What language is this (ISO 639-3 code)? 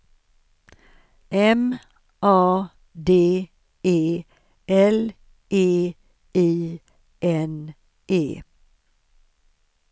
swe